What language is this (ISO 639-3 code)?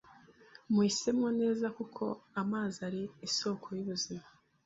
kin